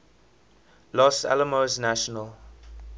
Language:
English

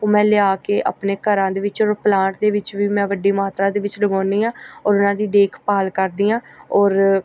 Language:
Punjabi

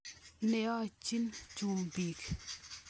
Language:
Kalenjin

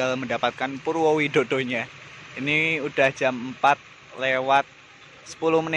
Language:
Indonesian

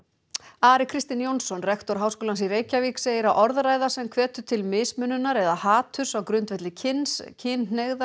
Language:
Icelandic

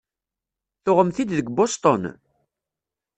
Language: Kabyle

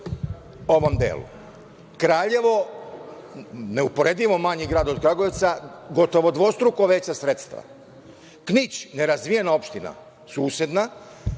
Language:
Serbian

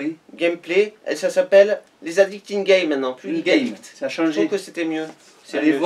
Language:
French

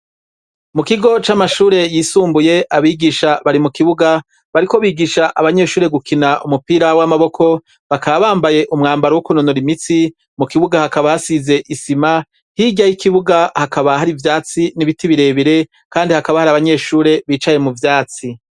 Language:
Rundi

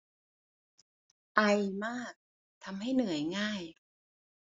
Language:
Thai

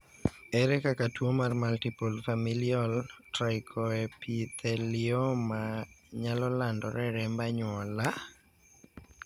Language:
Luo (Kenya and Tanzania)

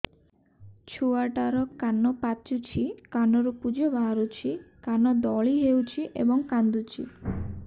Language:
Odia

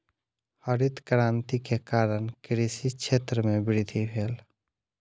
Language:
Maithili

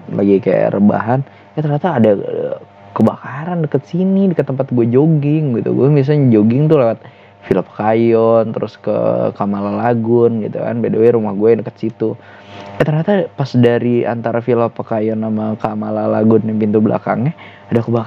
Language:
Indonesian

